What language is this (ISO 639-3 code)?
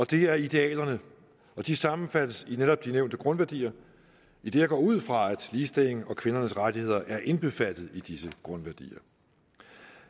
dan